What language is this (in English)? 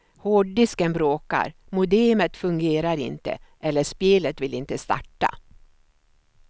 Swedish